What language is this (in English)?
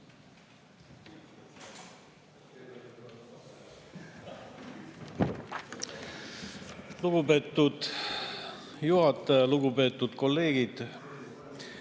Estonian